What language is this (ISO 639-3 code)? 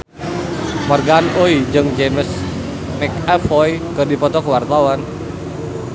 sun